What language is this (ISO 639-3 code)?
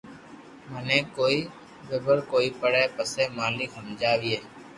lrk